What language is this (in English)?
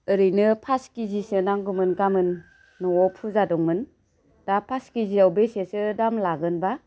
Bodo